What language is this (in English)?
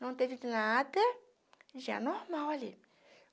Portuguese